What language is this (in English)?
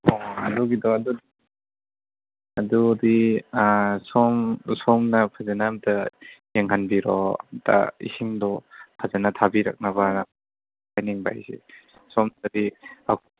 Manipuri